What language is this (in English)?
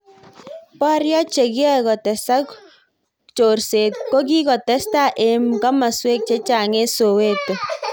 Kalenjin